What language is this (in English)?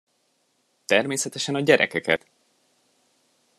Hungarian